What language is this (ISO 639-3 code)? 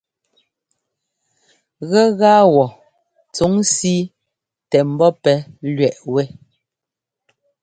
jgo